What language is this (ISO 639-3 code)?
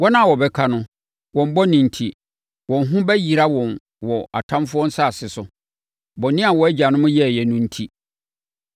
aka